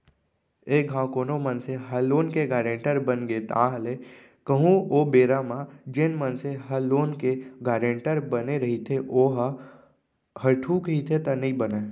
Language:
Chhattisgarhi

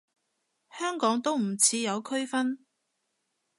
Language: Cantonese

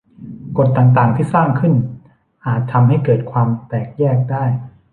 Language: Thai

